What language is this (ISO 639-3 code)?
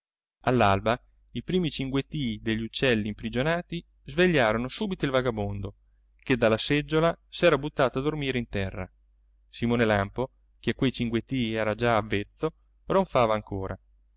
ita